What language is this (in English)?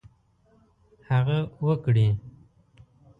Pashto